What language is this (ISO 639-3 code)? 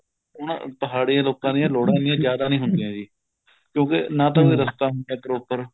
pan